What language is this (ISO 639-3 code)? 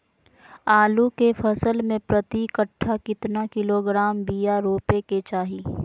mag